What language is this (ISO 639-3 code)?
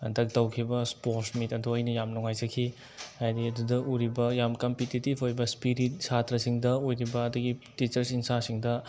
mni